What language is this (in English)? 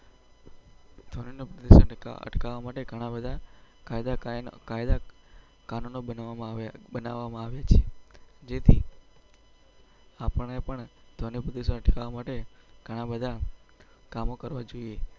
Gujarati